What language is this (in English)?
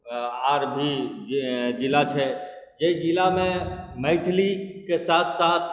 Maithili